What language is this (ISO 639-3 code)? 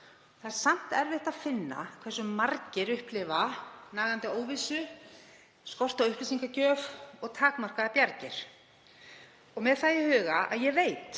isl